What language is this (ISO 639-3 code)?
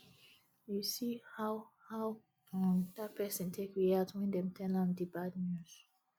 pcm